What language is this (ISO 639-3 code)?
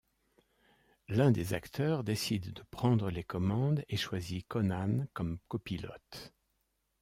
fra